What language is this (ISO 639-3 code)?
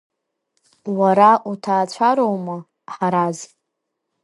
abk